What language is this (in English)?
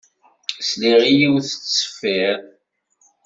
Kabyle